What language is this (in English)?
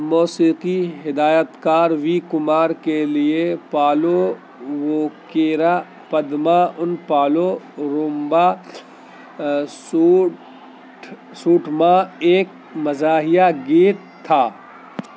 Urdu